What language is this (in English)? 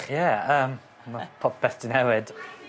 Welsh